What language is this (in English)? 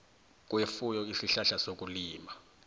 South Ndebele